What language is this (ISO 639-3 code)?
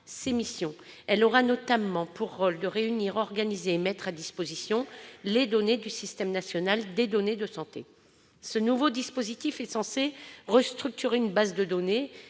fra